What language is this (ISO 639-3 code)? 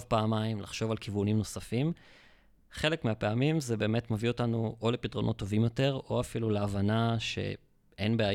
heb